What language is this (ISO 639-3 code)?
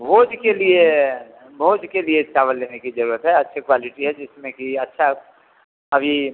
hin